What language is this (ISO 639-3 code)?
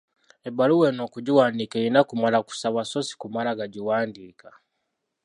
lug